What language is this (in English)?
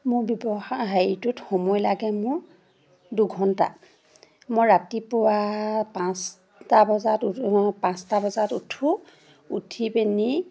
Assamese